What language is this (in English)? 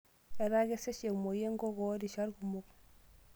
Masai